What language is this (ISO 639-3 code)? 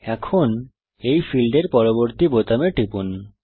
ben